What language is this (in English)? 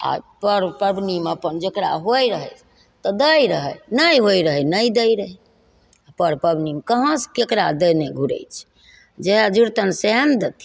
Maithili